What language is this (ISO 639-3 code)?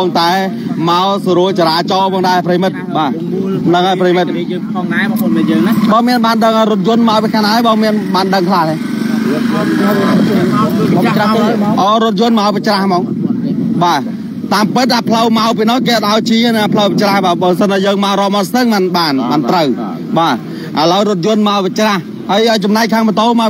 tha